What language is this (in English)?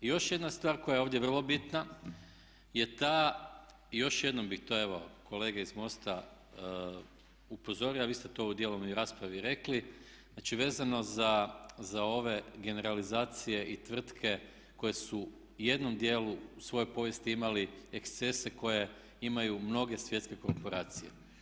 Croatian